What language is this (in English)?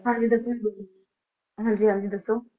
Punjabi